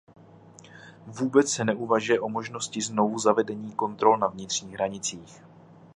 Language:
Czech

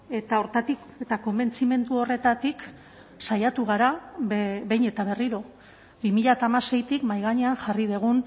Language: Basque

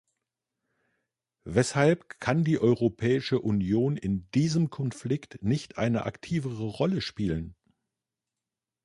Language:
German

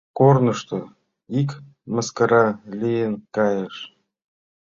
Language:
Mari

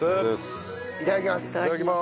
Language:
Japanese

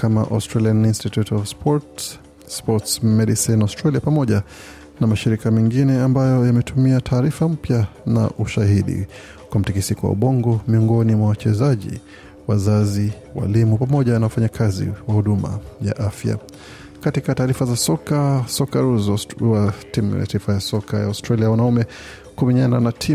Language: Swahili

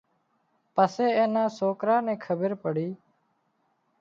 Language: Wadiyara Koli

